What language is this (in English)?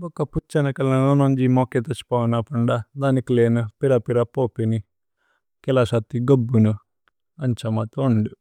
Tulu